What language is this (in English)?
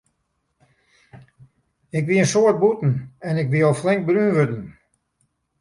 Western Frisian